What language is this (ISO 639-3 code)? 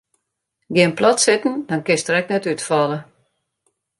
fry